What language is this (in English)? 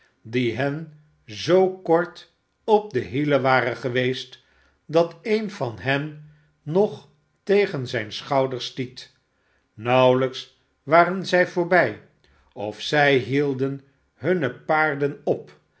Dutch